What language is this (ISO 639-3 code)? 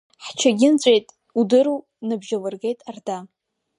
abk